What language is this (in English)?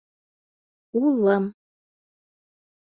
Bashkir